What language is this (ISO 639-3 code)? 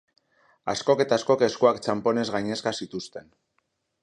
eus